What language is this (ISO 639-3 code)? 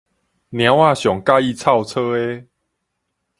nan